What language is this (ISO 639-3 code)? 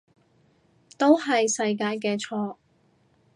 yue